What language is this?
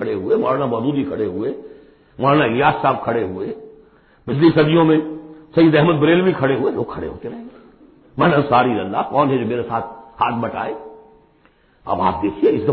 Urdu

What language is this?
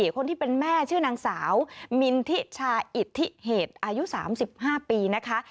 Thai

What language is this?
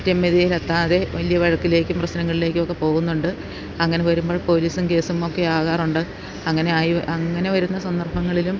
Malayalam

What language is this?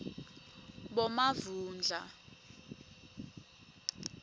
Swati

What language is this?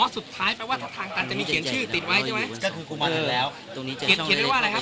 Thai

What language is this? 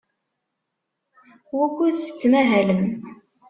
Kabyle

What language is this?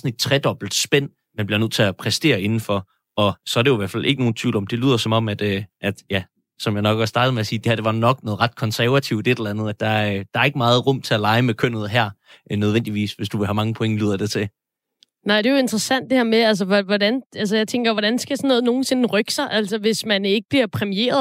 Danish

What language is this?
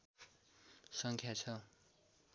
Nepali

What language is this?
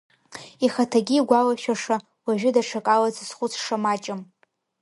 Abkhazian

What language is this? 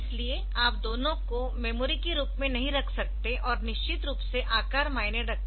Hindi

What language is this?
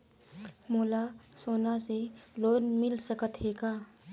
Chhattisgarhi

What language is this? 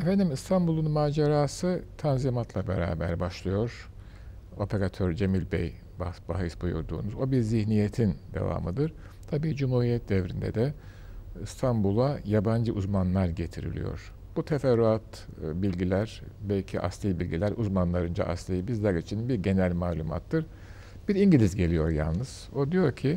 Turkish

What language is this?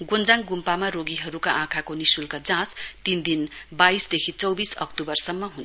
Nepali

